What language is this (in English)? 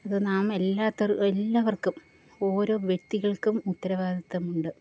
Malayalam